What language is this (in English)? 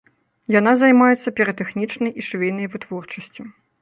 Belarusian